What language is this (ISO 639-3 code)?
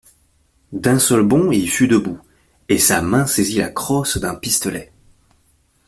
fra